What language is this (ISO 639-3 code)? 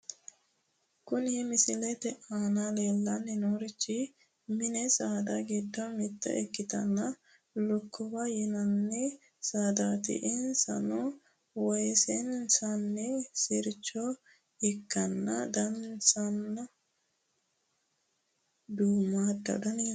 sid